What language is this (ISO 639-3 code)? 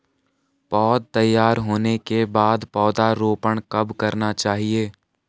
hin